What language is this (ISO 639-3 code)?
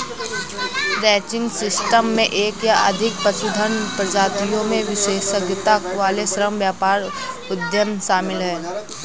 hin